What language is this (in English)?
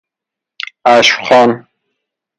Persian